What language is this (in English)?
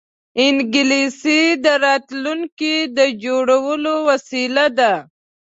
Pashto